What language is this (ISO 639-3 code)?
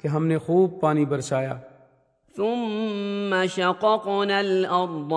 urd